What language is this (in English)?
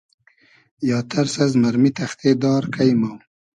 Hazaragi